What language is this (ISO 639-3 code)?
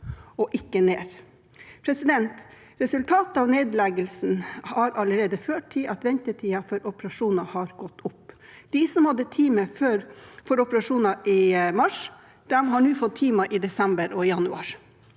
nor